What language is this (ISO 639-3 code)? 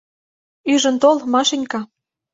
chm